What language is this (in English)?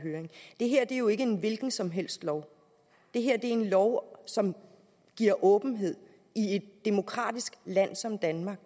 Danish